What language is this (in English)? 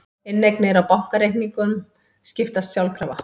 Icelandic